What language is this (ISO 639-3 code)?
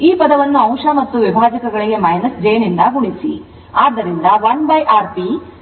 kan